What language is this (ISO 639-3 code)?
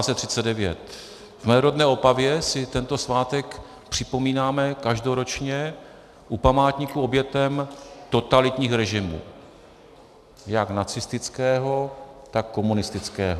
ces